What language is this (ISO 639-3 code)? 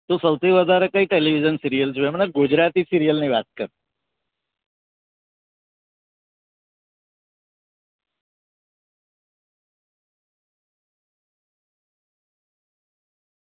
guj